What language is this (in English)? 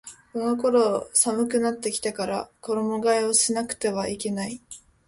Japanese